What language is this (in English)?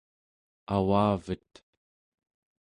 Central Yupik